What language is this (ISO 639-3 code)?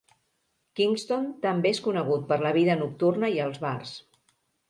cat